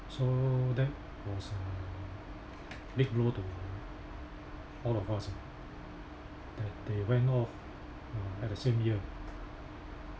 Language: English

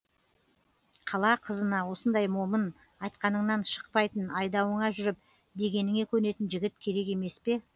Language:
Kazakh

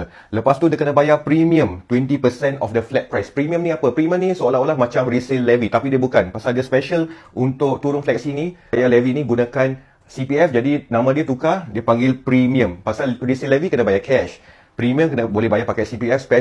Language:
Malay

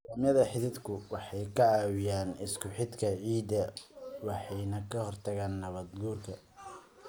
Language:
Somali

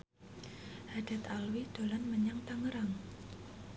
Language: Javanese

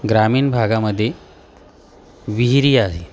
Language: Marathi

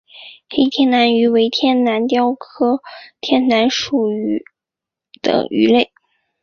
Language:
Chinese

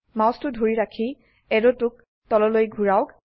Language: Assamese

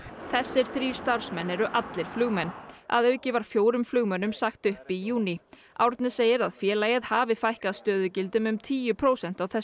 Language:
Icelandic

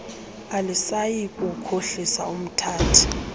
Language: Xhosa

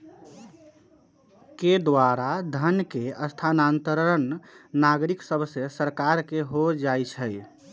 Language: Magahi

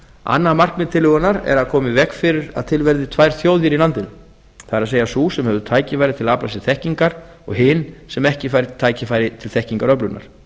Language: Icelandic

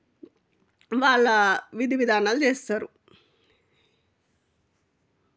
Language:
Telugu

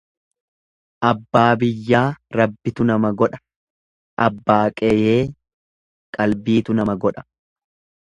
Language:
Oromo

